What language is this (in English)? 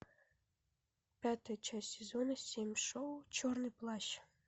Russian